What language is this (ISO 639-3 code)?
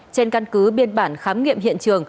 vie